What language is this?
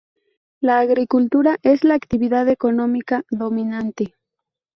Spanish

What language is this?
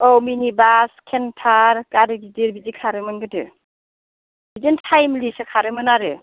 Bodo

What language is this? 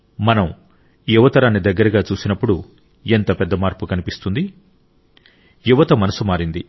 Telugu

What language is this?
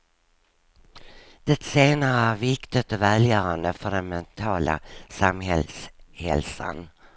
Swedish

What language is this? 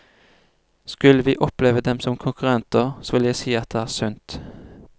Norwegian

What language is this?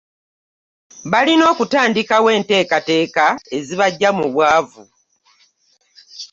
Ganda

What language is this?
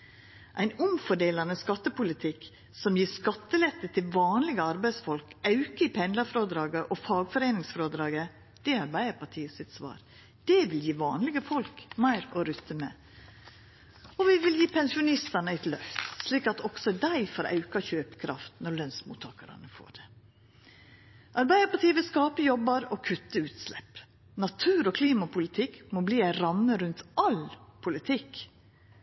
Norwegian Nynorsk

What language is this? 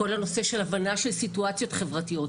Hebrew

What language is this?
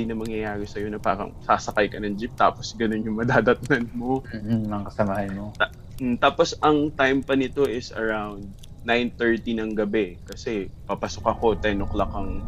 Filipino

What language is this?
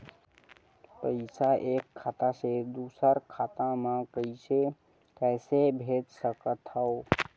Chhattisgarhi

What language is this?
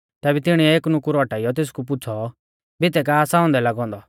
Mahasu Pahari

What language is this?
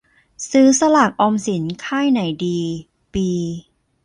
Thai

